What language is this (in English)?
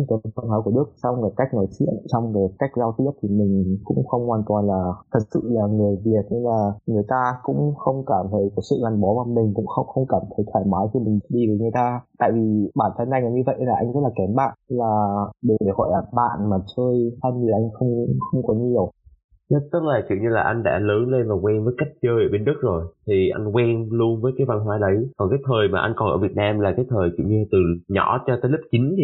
Vietnamese